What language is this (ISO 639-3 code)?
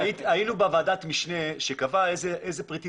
heb